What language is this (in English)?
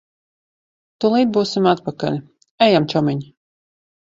Latvian